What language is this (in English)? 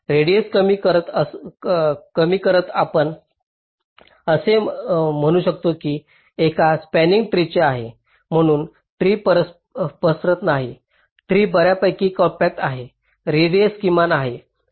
Marathi